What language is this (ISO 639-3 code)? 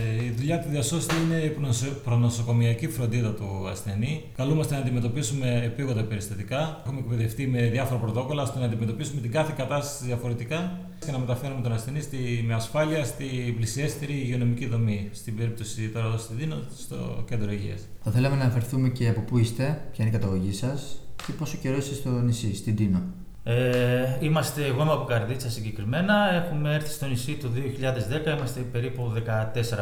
ell